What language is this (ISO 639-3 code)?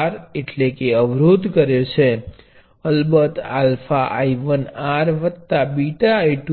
guj